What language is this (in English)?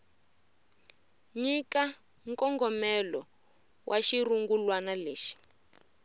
Tsonga